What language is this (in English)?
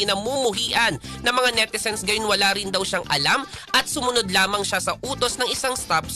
Filipino